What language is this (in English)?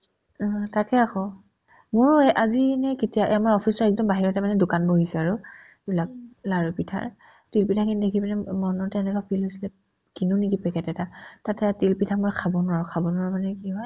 Assamese